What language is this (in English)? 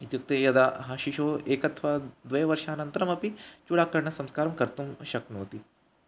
Sanskrit